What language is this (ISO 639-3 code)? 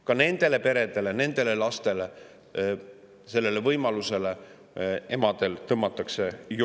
est